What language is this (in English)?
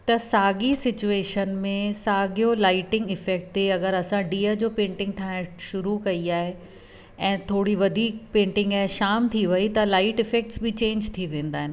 Sindhi